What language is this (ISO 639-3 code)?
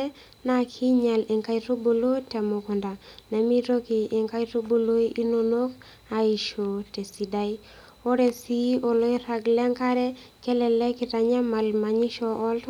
mas